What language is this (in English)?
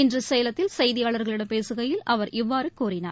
Tamil